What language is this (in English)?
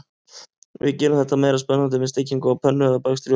Icelandic